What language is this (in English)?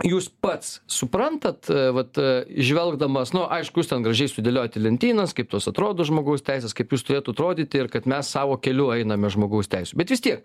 Lithuanian